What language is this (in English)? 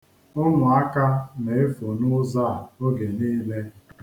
Igbo